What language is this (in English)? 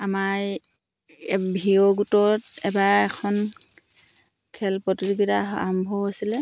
Assamese